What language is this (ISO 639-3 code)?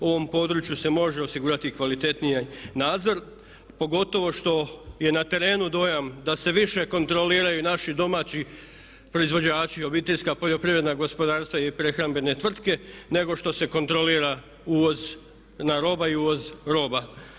hrv